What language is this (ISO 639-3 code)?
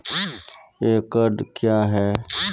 mai